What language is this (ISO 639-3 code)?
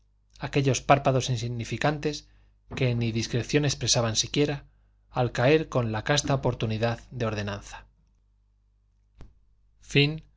spa